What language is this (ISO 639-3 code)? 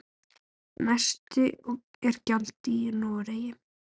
isl